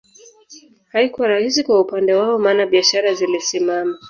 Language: Swahili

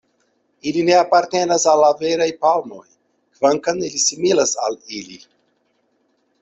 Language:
Esperanto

